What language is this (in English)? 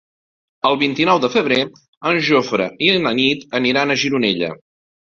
Catalan